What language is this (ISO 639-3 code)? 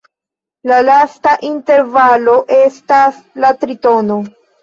epo